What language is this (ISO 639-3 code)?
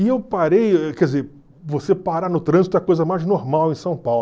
por